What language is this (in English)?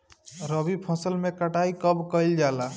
Bhojpuri